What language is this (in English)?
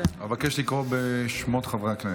Hebrew